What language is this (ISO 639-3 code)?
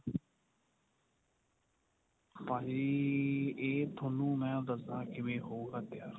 pan